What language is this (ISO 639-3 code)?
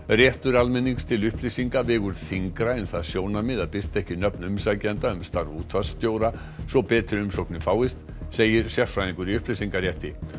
isl